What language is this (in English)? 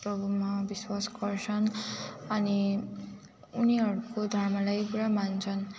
Nepali